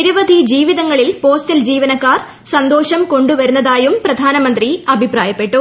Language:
Malayalam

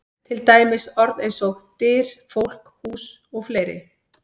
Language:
Icelandic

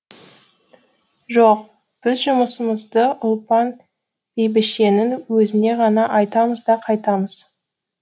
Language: Kazakh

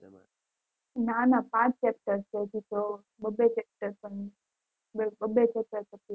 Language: Gujarati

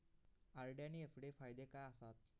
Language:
Marathi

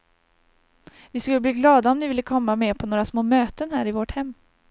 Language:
Swedish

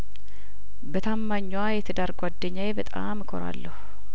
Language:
Amharic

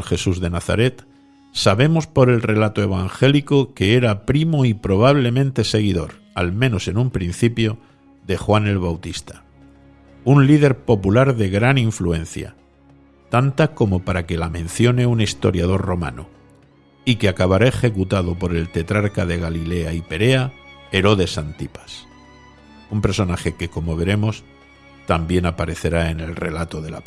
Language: Spanish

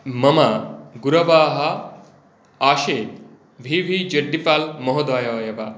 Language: Sanskrit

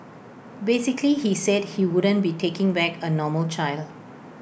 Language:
English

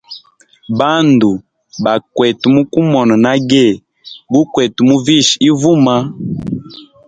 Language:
Hemba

